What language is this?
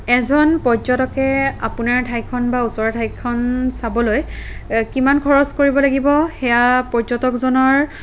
Assamese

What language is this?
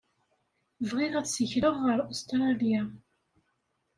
Kabyle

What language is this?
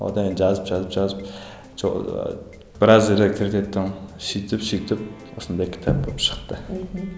Kazakh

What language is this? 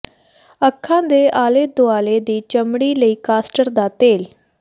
Punjabi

